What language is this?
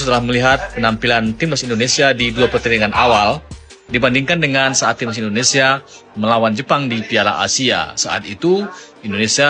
Indonesian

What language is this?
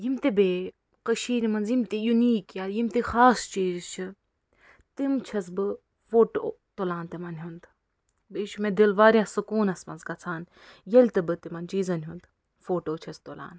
Kashmiri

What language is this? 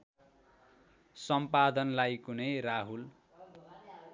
Nepali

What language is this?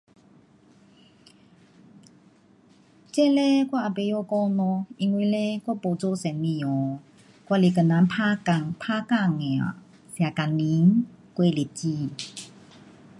Pu-Xian Chinese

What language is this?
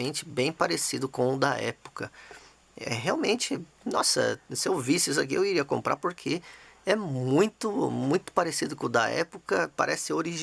Portuguese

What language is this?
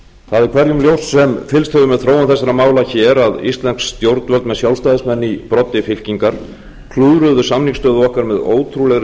Icelandic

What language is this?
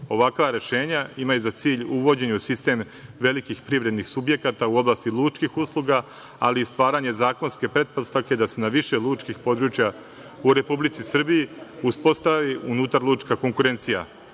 Serbian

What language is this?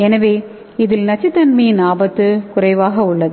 Tamil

